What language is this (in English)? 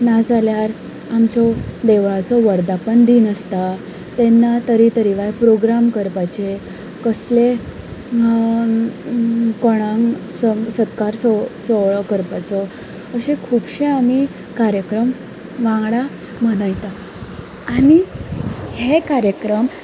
Konkani